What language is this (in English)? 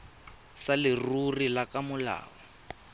Tswana